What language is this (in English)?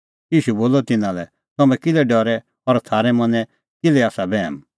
Kullu Pahari